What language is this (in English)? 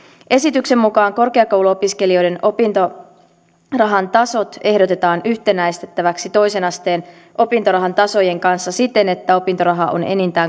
Finnish